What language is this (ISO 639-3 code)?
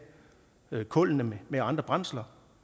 dan